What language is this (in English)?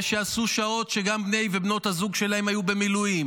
Hebrew